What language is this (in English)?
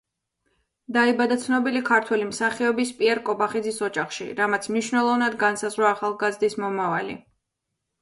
Georgian